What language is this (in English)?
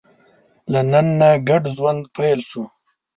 Pashto